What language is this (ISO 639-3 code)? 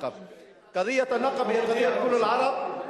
heb